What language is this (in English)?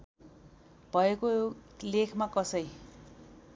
Nepali